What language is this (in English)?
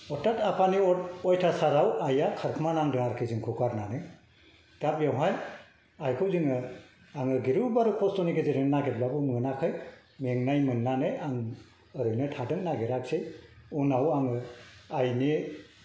Bodo